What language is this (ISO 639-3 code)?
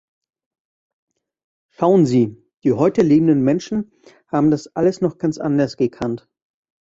deu